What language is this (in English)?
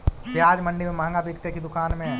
Magahi